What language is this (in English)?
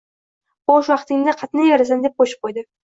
Uzbek